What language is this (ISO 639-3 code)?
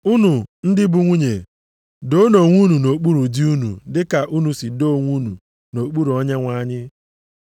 ibo